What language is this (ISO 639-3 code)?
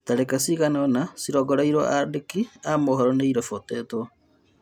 kik